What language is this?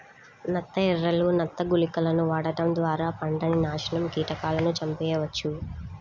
Telugu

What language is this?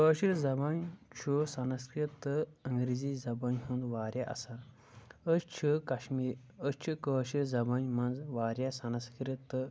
Kashmiri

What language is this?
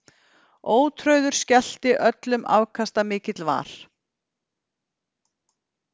Icelandic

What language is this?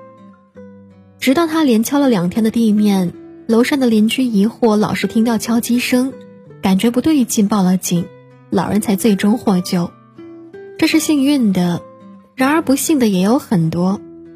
Chinese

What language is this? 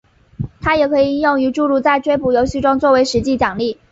Chinese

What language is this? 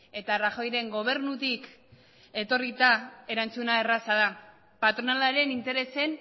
Basque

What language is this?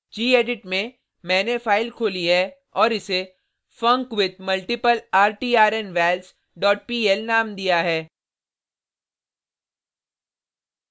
Hindi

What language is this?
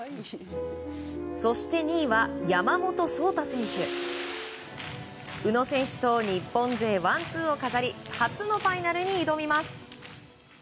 Japanese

